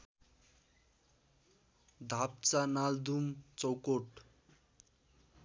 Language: Nepali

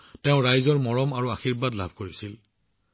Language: Assamese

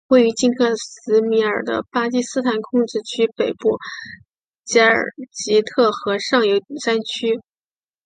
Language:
Chinese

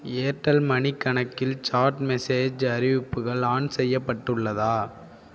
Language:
Tamil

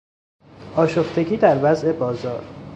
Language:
Persian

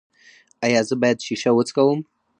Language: Pashto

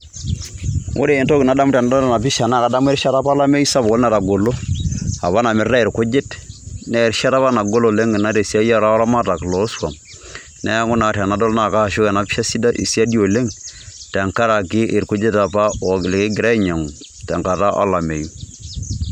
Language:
Masai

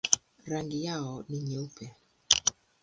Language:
Swahili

